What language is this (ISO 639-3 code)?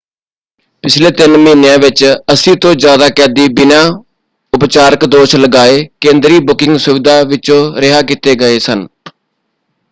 pan